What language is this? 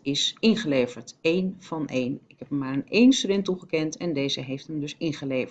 Dutch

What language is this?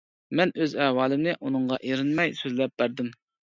Uyghur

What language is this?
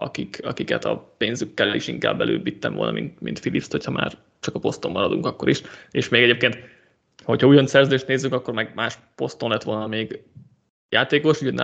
Hungarian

